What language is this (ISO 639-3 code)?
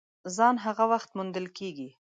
pus